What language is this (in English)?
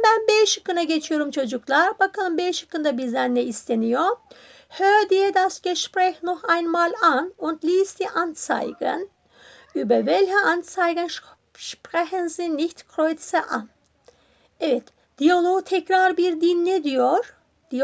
Turkish